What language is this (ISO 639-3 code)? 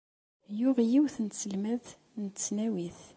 kab